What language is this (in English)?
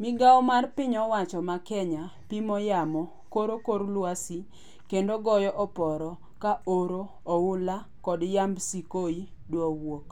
Luo (Kenya and Tanzania)